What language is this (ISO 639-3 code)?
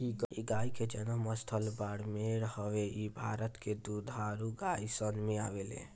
bho